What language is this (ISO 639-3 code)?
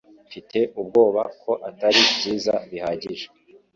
kin